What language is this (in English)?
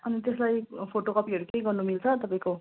Nepali